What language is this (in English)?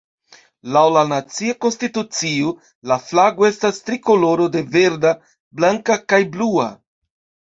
Esperanto